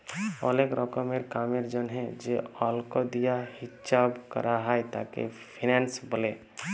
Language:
Bangla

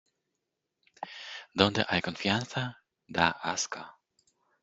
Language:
Spanish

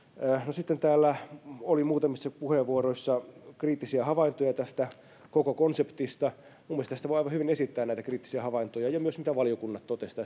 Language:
Finnish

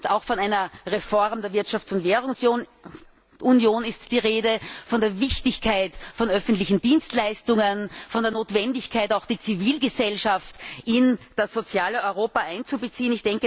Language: German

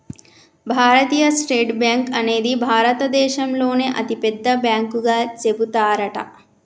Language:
Telugu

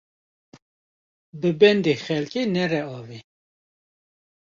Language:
Kurdish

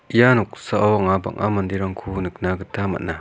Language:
Garo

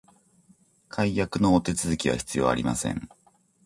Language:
Japanese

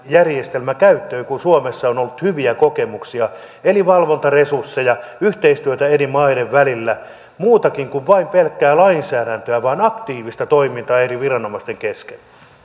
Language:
Finnish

